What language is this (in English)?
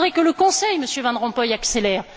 French